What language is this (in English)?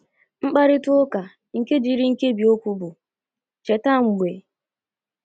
Igbo